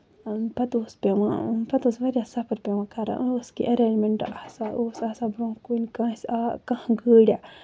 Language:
Kashmiri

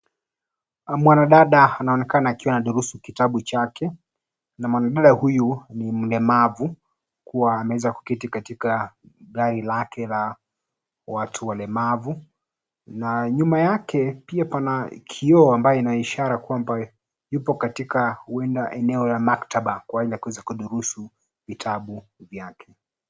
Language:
Swahili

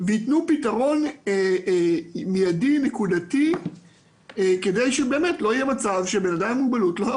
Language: Hebrew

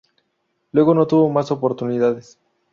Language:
Spanish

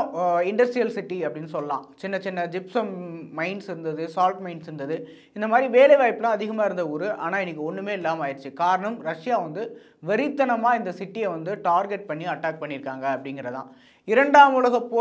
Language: Romanian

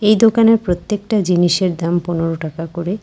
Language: Bangla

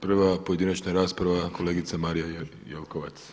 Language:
Croatian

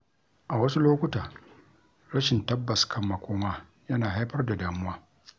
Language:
Hausa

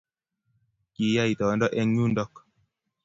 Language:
Kalenjin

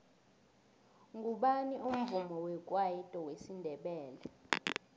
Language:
South Ndebele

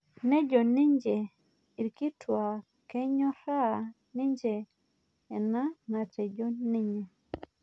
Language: Masai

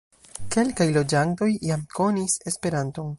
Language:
Esperanto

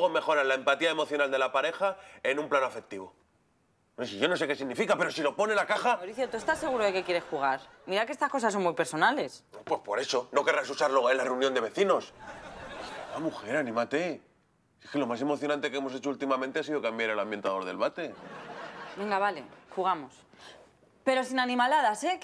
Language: Spanish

